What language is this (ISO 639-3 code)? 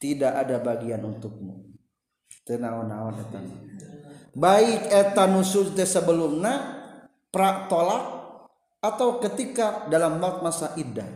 ind